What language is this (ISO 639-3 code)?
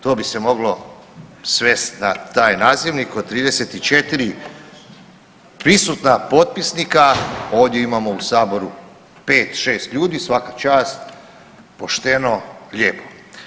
hrv